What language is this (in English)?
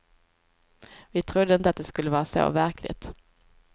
Swedish